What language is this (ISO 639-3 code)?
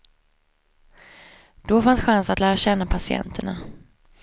swe